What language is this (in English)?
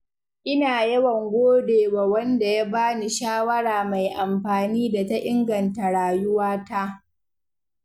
Hausa